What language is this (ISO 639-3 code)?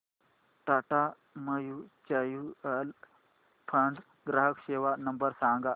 mar